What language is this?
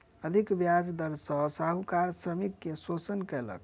Maithili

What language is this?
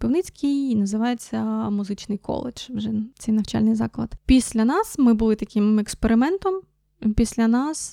Ukrainian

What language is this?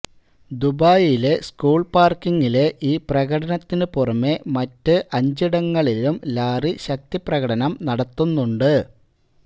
Malayalam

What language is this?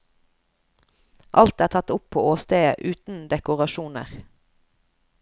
Norwegian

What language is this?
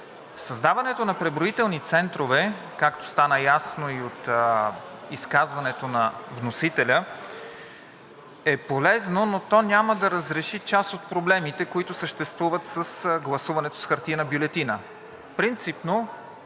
Bulgarian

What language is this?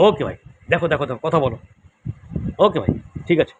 Bangla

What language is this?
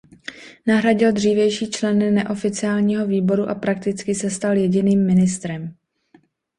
Czech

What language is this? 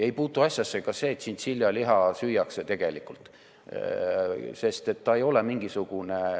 Estonian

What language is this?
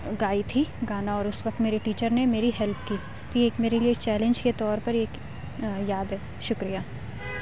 Urdu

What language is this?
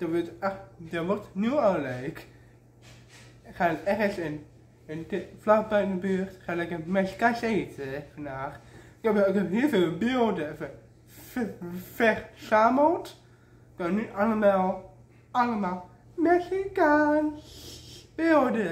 Dutch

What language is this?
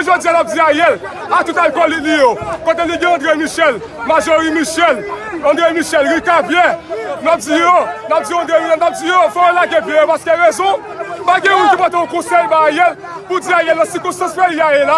French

